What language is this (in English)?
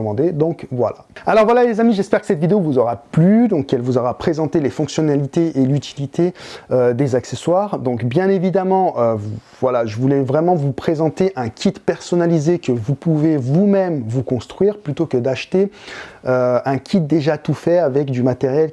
French